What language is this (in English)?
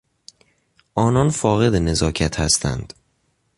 Persian